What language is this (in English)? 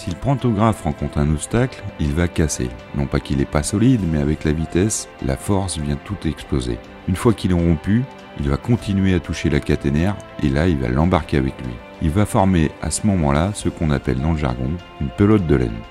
French